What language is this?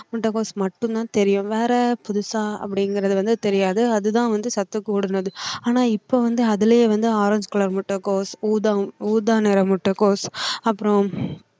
Tamil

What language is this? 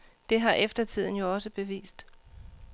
Danish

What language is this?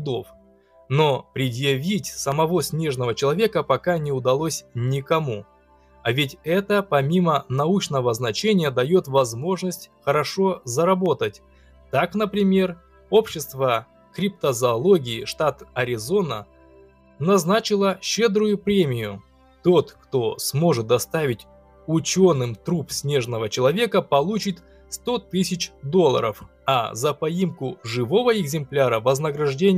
Russian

